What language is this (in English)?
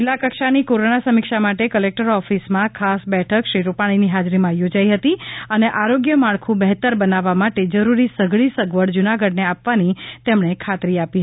Gujarati